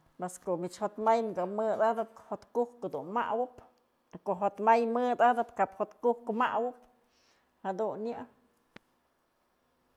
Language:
Mazatlán Mixe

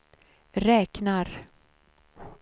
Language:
Swedish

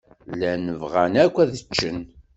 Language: Kabyle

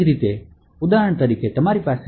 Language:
Gujarati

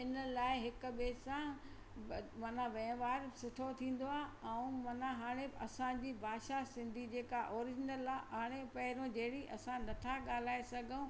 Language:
Sindhi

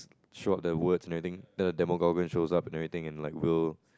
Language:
English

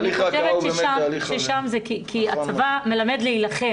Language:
Hebrew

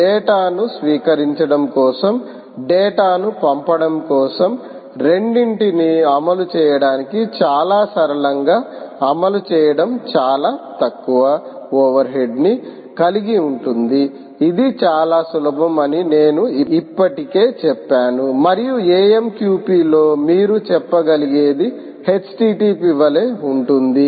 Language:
Telugu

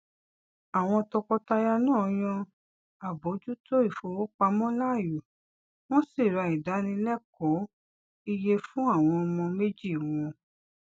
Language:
Yoruba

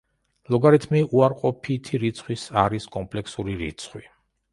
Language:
Georgian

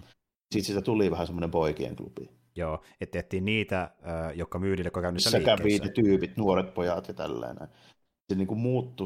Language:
Finnish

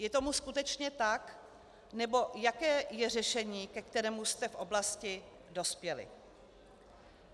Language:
Czech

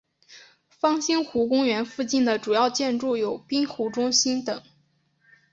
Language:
Chinese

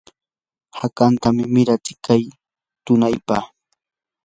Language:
Yanahuanca Pasco Quechua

